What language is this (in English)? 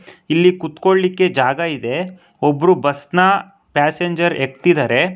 Kannada